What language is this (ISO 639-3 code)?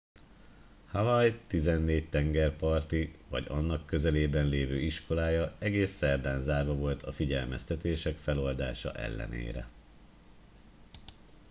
hun